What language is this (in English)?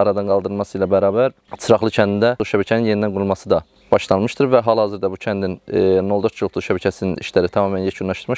Turkish